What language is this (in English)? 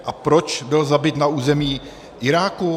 Czech